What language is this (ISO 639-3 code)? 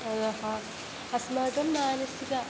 san